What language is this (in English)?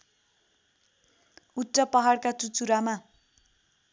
Nepali